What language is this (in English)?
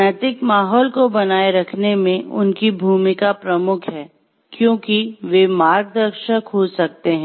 Hindi